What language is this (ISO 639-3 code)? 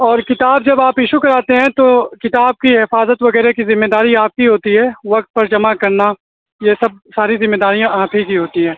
urd